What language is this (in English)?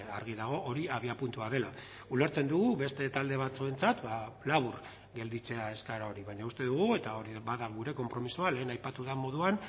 Basque